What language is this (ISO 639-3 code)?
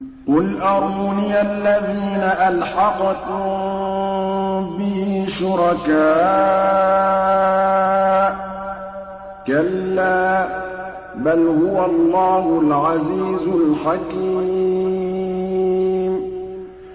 ara